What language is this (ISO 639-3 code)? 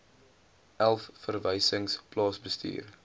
afr